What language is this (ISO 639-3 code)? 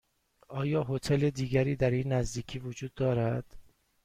fas